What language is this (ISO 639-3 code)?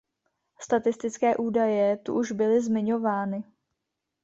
ces